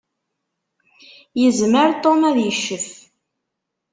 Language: Kabyle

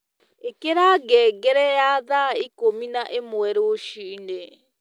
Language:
Kikuyu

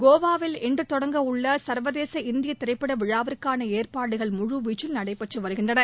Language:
Tamil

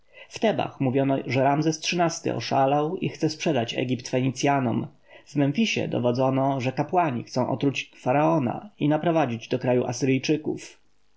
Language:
Polish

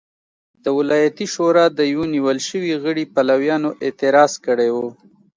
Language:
Pashto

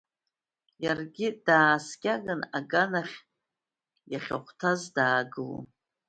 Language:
Abkhazian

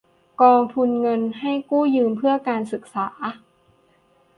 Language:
Thai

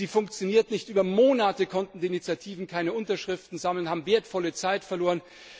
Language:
German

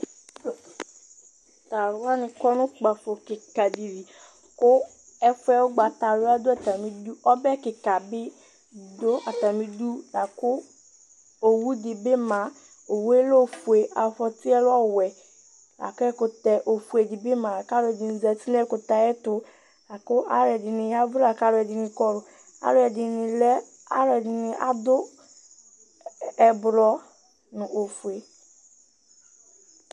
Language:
Ikposo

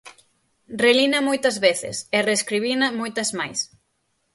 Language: Galician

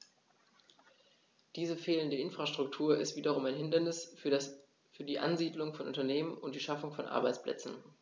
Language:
German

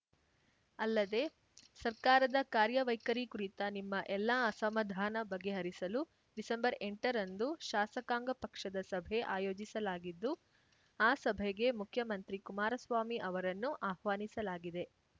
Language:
Kannada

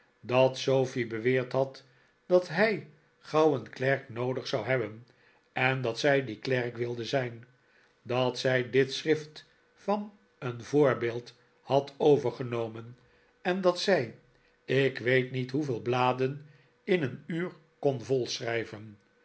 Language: Dutch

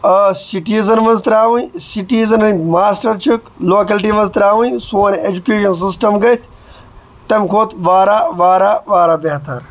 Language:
Kashmiri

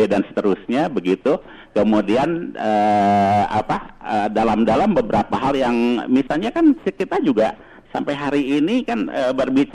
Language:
Indonesian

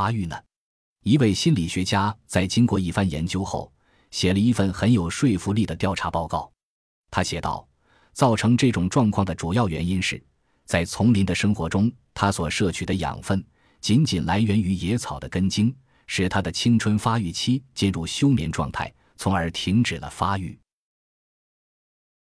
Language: Chinese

